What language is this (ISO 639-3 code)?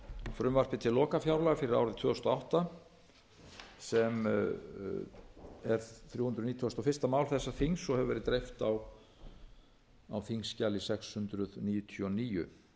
isl